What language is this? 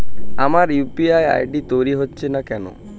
Bangla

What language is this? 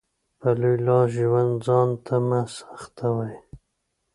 Pashto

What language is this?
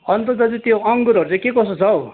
Nepali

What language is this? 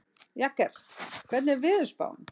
Icelandic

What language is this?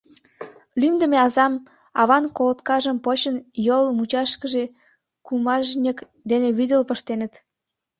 Mari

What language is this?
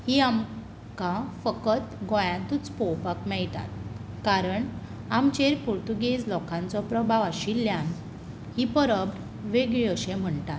Konkani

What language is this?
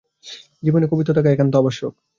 Bangla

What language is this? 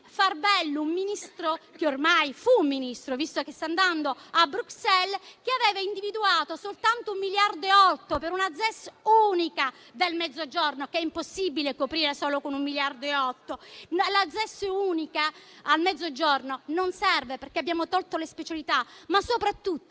Italian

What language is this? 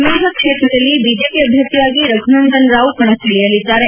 Kannada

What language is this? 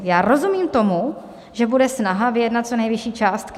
Czech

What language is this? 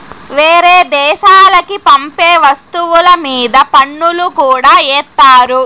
Telugu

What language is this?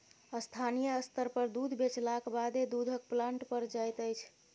Maithili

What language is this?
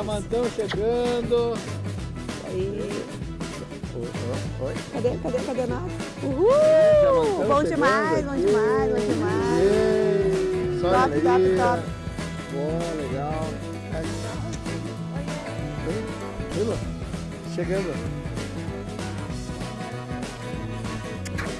Portuguese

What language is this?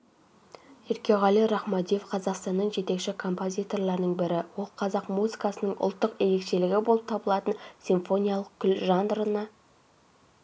Kazakh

